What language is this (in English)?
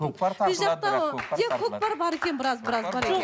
Kazakh